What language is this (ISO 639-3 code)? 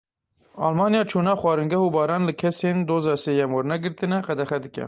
kur